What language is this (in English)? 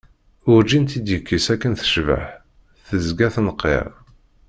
Kabyle